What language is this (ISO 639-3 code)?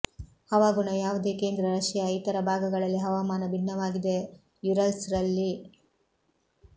kan